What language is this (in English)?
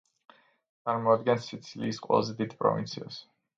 Georgian